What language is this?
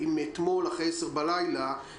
Hebrew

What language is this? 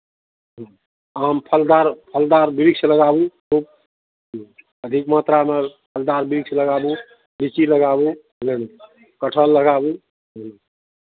Maithili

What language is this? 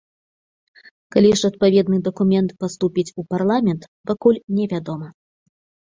Belarusian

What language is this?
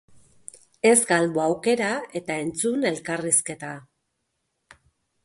Basque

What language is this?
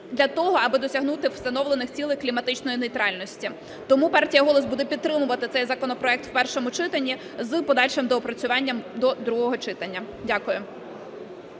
Ukrainian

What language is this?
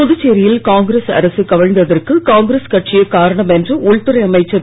Tamil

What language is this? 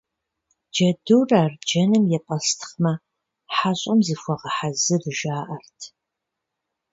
Kabardian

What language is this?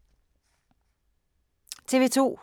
Danish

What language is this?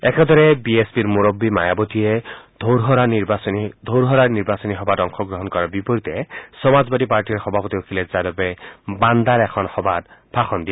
Assamese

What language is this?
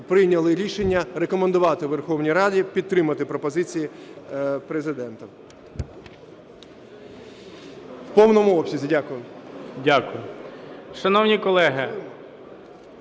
Ukrainian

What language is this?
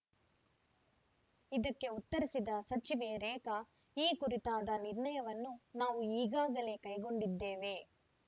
Kannada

